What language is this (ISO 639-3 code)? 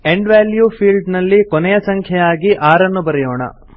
kan